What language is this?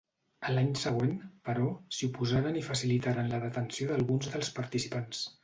Catalan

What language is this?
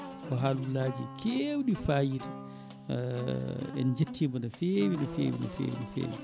Fula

